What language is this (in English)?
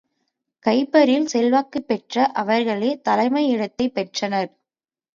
Tamil